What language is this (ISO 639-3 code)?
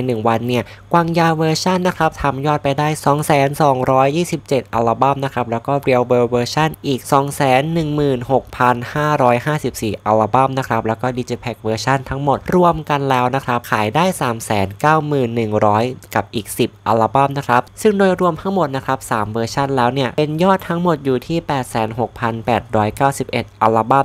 tha